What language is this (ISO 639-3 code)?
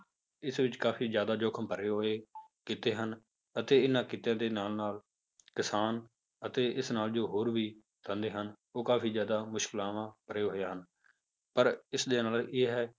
pan